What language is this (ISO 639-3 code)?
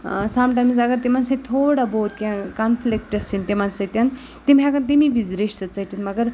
kas